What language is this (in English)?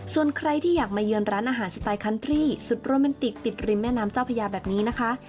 Thai